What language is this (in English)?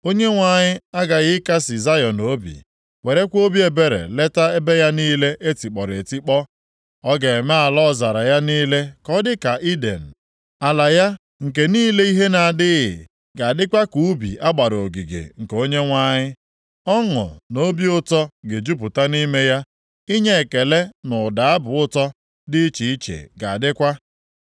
Igbo